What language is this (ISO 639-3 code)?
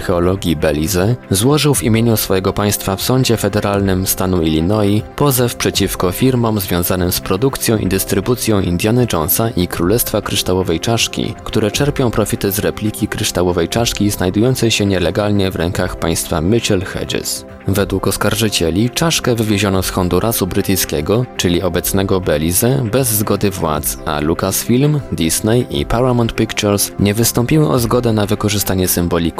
pol